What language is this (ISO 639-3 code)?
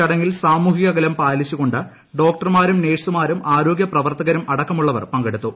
mal